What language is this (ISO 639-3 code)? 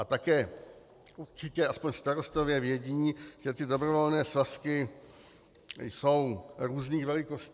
ces